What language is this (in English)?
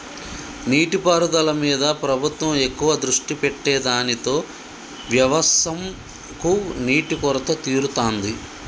Telugu